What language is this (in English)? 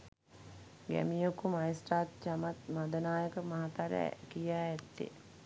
Sinhala